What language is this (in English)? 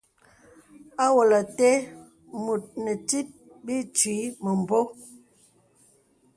Bebele